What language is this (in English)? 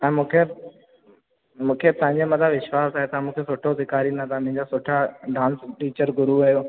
Sindhi